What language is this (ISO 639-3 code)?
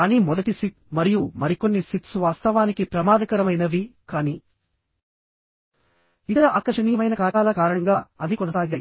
tel